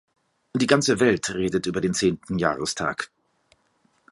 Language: German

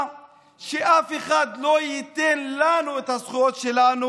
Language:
Hebrew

